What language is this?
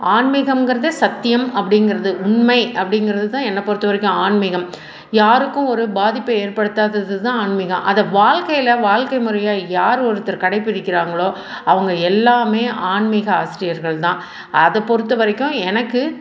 Tamil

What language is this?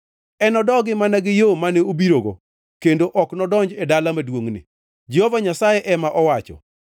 Luo (Kenya and Tanzania)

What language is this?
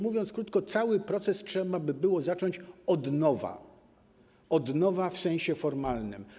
Polish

